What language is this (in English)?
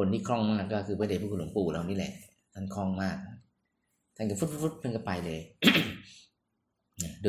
Thai